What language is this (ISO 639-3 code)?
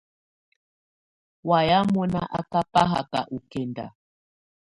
tvu